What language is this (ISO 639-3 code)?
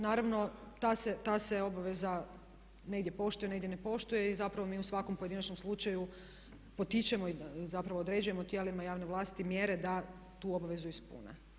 hrv